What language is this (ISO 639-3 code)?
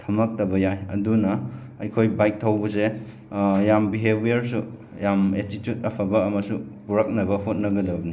mni